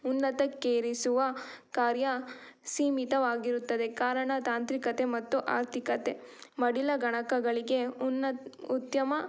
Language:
Kannada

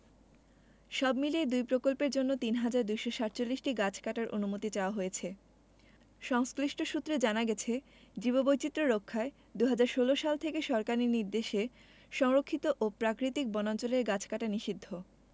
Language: Bangla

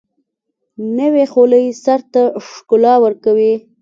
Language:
Pashto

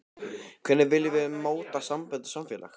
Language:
Icelandic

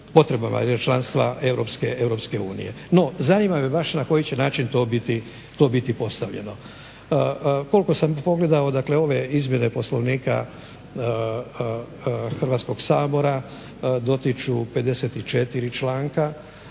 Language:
Croatian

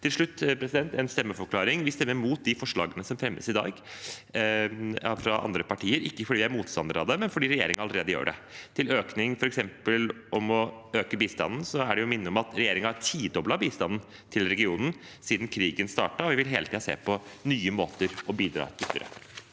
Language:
Norwegian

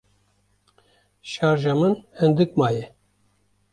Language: Kurdish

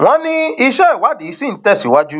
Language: Yoruba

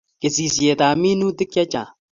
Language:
Kalenjin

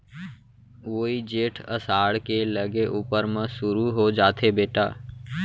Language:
Chhattisgarhi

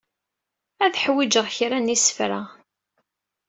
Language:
Kabyle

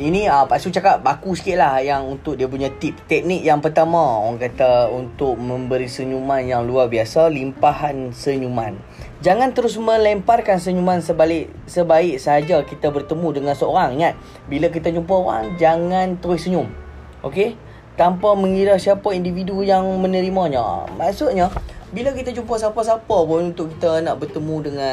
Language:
Malay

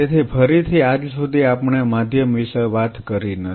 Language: Gujarati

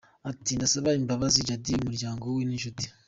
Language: Kinyarwanda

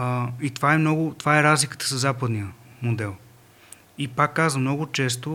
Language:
Bulgarian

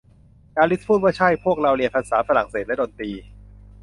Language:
Thai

